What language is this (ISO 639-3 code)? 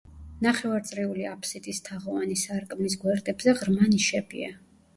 kat